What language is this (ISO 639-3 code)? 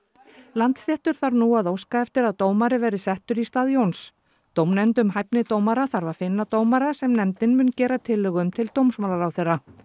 isl